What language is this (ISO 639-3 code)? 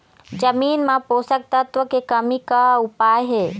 hne